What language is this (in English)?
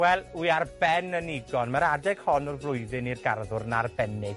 Welsh